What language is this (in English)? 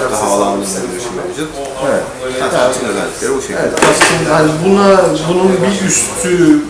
Turkish